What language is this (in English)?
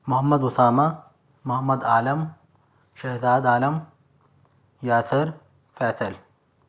Urdu